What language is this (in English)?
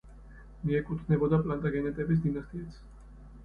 Georgian